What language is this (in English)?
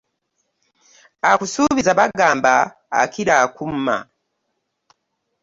Ganda